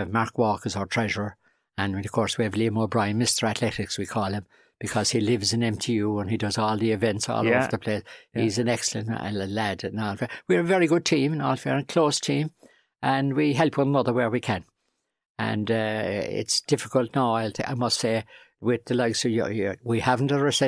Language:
English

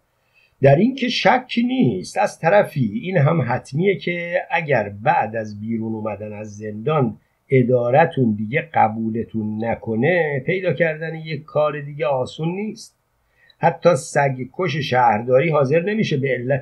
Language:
Persian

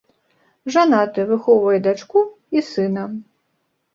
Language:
Belarusian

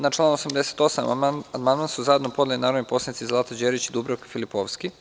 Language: Serbian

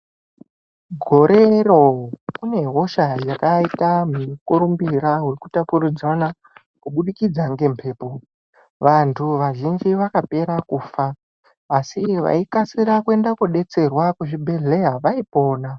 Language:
Ndau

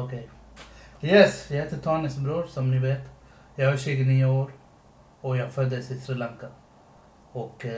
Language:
Swedish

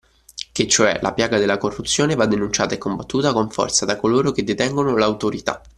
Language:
Italian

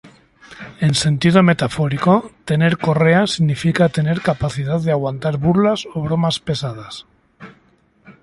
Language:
Spanish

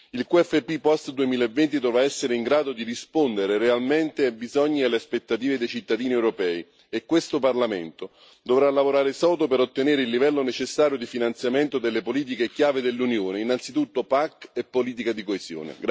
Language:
Italian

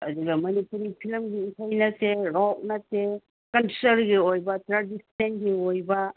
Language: Manipuri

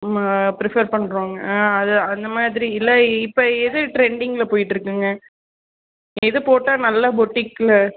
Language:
Tamil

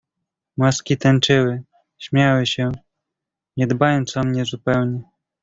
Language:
Polish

